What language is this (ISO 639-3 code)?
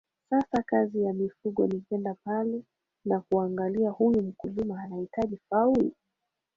swa